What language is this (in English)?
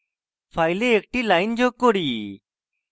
Bangla